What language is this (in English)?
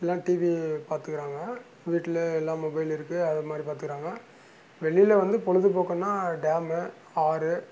Tamil